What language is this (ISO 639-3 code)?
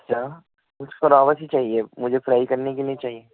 urd